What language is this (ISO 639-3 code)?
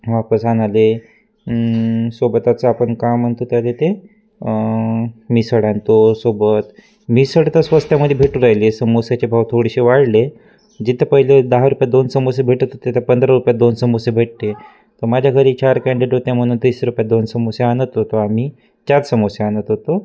mar